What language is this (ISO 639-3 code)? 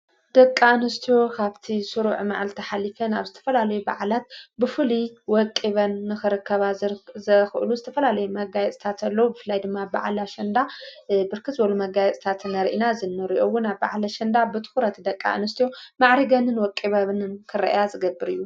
tir